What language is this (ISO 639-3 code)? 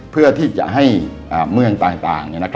tha